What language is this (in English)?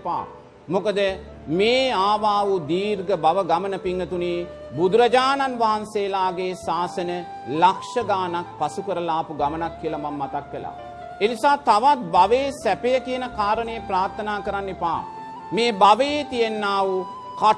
Sinhala